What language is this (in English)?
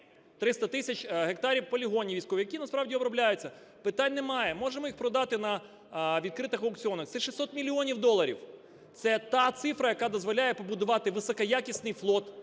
Ukrainian